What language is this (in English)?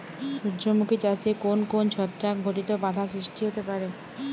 Bangla